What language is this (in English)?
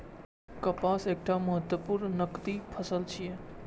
Maithili